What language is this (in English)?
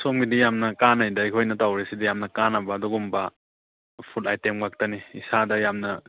Manipuri